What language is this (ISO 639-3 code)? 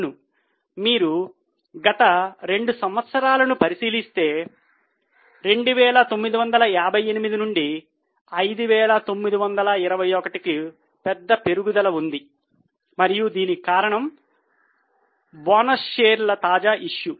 tel